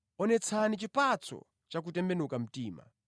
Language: Nyanja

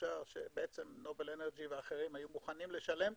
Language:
Hebrew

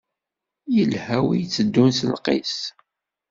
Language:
Kabyle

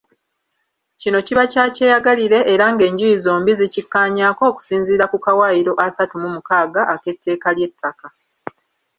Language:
Ganda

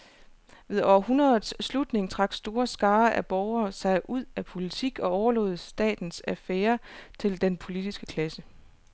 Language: Danish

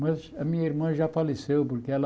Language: Portuguese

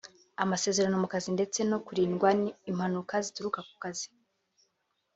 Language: Kinyarwanda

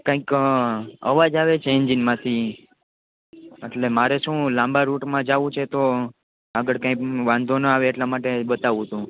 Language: Gujarati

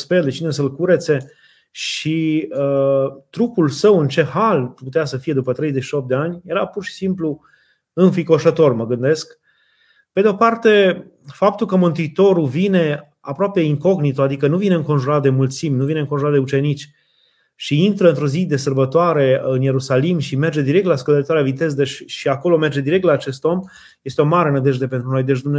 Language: Romanian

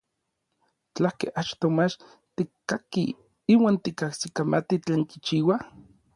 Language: Orizaba Nahuatl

